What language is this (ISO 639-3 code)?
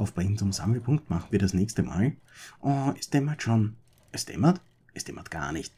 deu